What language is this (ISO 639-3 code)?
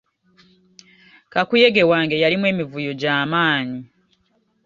lug